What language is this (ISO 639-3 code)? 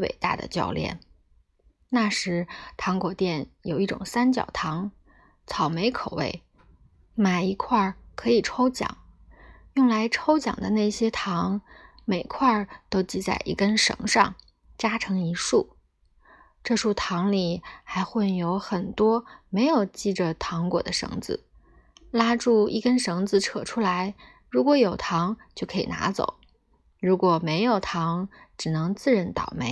zho